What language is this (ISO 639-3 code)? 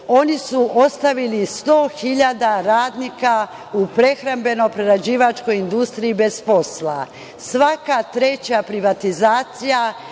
srp